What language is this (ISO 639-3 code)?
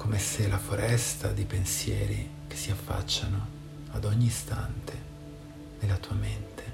ita